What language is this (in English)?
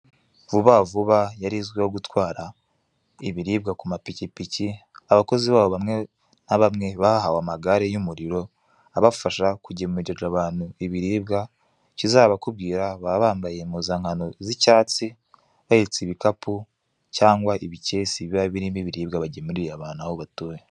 Kinyarwanda